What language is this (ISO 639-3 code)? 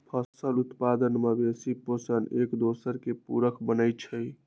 mag